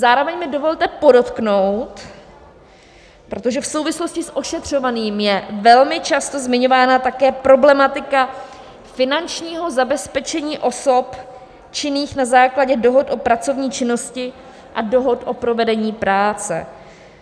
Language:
Czech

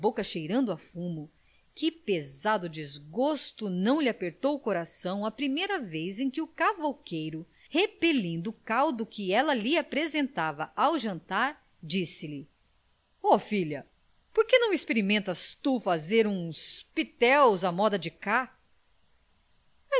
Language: Portuguese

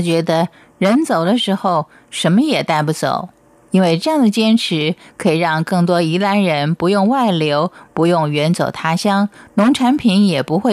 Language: Chinese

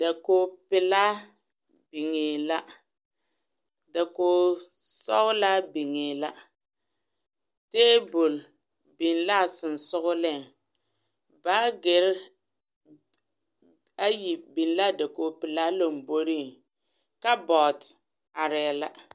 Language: Southern Dagaare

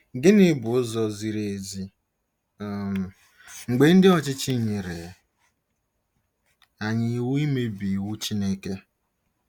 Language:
Igbo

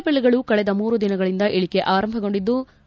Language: Kannada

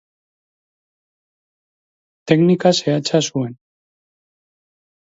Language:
Basque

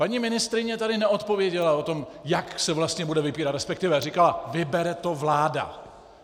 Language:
Czech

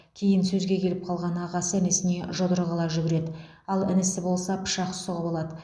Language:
Kazakh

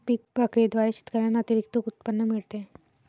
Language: Marathi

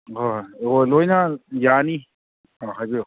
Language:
Manipuri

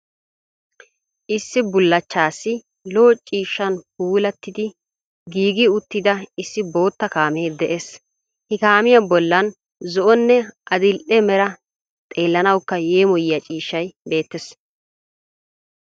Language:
Wolaytta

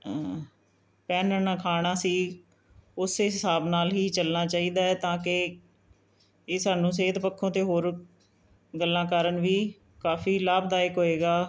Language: Punjabi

